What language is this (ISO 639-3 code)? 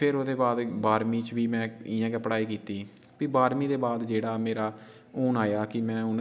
doi